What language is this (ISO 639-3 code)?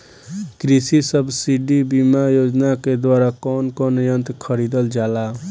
bho